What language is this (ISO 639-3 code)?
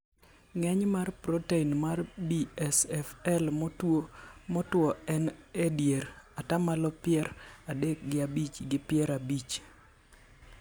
luo